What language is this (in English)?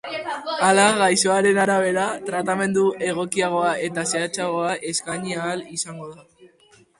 Basque